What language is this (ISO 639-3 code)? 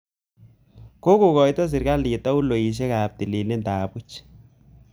kln